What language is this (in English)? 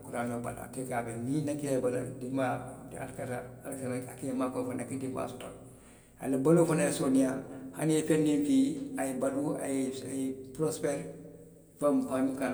Western Maninkakan